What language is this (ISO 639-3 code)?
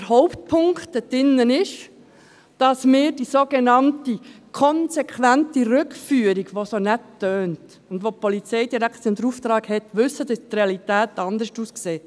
gsw